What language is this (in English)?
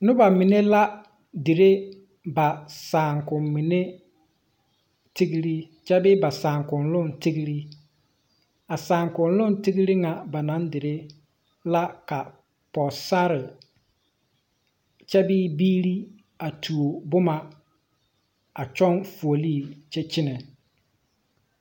Southern Dagaare